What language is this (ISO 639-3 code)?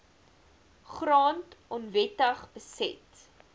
afr